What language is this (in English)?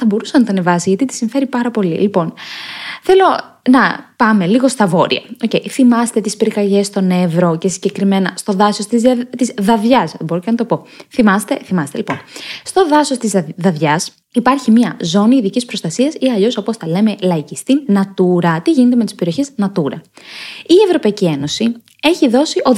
Greek